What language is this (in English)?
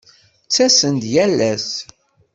Kabyle